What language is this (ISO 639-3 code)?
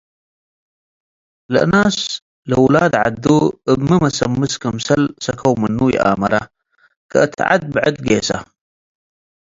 tig